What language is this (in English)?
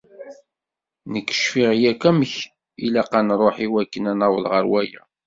Kabyle